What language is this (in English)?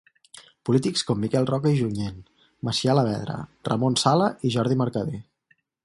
Catalan